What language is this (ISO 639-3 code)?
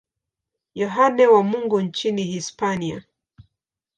swa